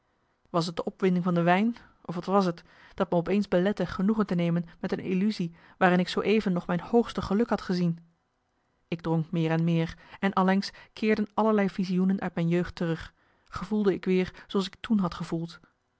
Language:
Dutch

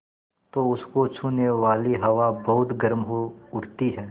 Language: Hindi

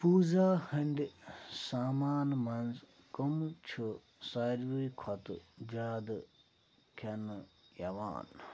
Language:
Kashmiri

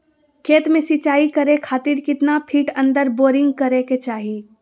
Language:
Magahi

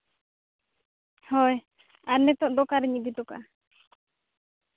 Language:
Santali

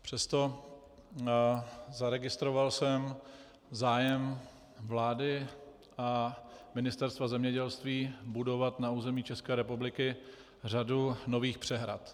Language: Czech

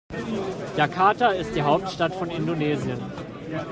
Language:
German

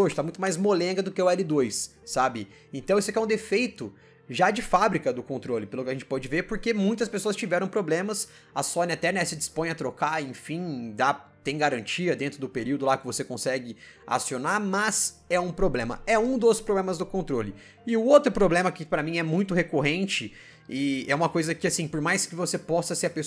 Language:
Portuguese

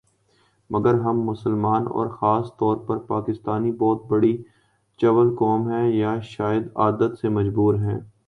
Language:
Urdu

